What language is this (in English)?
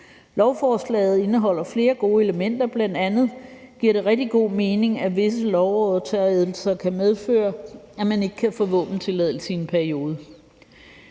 Danish